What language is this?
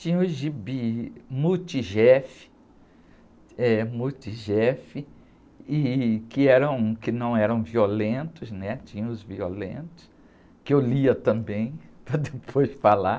Portuguese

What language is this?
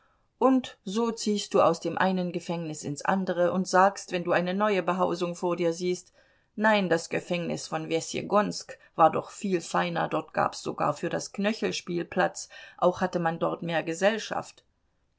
German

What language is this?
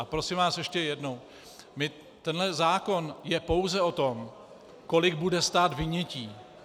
Czech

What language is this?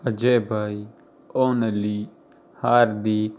Gujarati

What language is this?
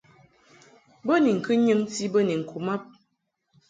Mungaka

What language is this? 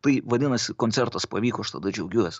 Lithuanian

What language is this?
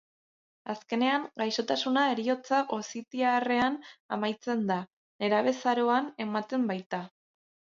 Basque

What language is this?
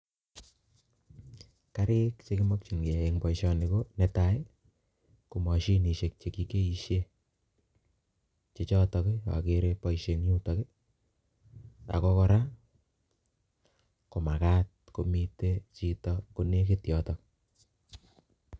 Kalenjin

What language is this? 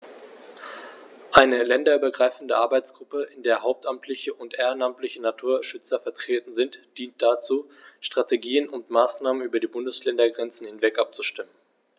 German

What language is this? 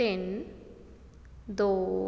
Punjabi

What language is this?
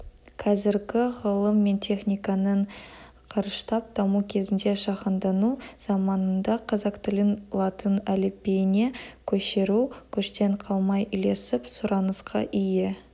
Kazakh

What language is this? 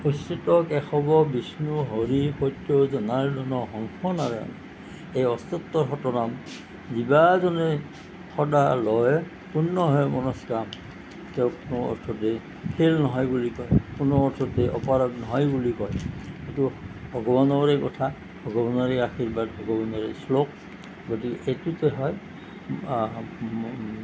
Assamese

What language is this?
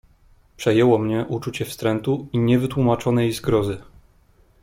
Polish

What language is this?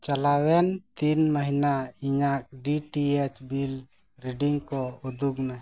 Santali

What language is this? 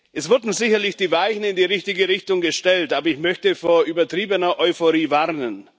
German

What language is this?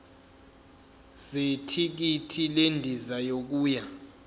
Zulu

